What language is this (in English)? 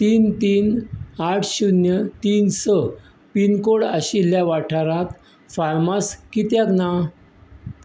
Konkani